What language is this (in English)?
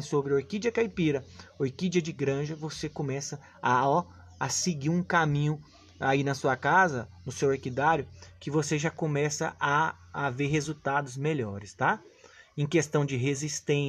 Portuguese